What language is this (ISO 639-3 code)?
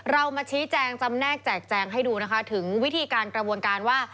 tha